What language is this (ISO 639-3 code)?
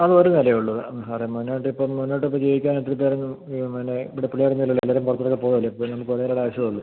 mal